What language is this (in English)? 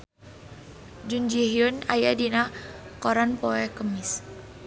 Sundanese